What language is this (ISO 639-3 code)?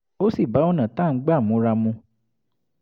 yor